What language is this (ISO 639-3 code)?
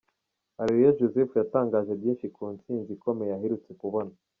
kin